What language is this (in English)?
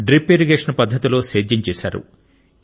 Telugu